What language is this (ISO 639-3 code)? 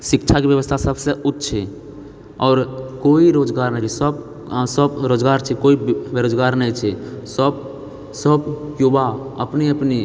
mai